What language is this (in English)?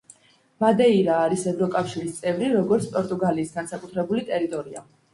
Georgian